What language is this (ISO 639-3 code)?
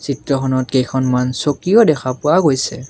asm